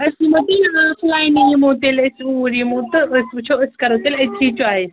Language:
Kashmiri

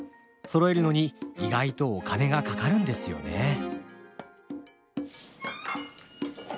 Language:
Japanese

